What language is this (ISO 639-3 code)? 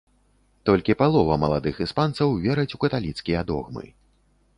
bel